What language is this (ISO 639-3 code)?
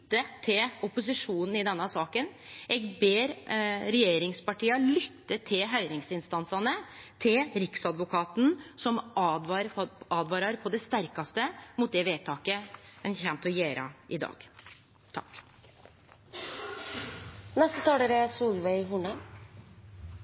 nor